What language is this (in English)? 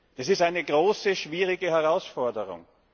German